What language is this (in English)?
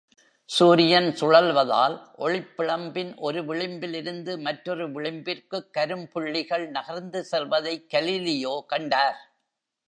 Tamil